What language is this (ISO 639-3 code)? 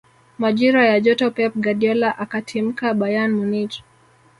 swa